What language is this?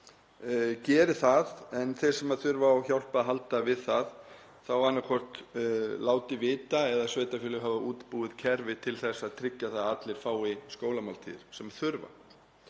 Icelandic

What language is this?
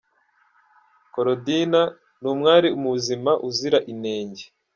Kinyarwanda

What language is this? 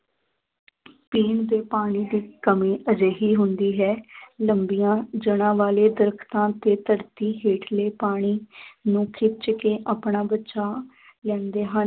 Punjabi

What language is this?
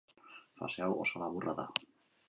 Basque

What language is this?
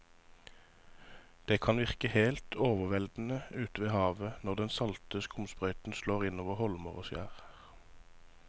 Norwegian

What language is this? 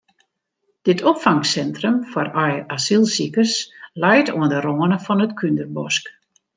Western Frisian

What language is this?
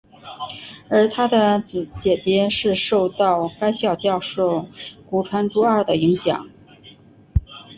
Chinese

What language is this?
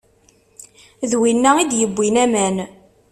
Kabyle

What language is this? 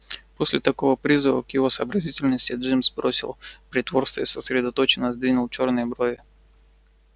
Russian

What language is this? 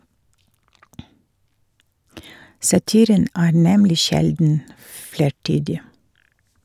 Norwegian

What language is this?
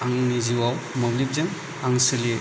Bodo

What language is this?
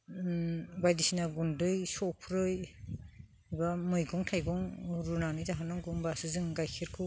Bodo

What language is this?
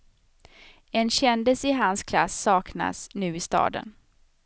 Swedish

